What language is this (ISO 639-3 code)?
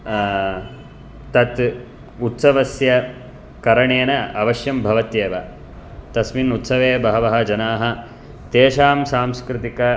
san